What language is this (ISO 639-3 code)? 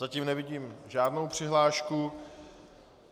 ces